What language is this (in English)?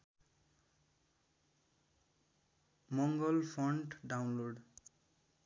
Nepali